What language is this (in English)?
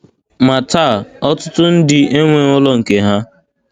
Igbo